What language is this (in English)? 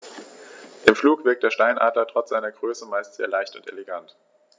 German